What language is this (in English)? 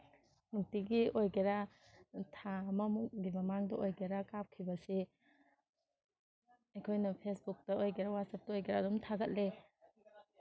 Manipuri